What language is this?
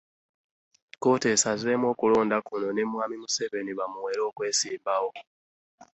Ganda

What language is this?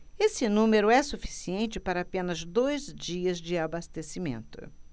Portuguese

